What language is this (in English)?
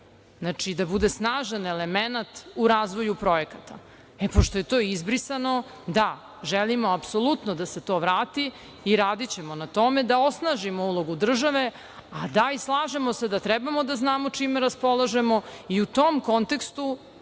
Serbian